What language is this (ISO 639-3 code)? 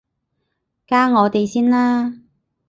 yue